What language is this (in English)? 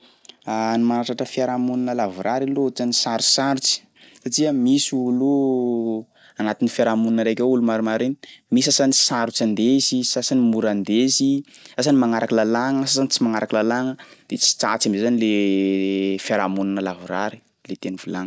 Sakalava Malagasy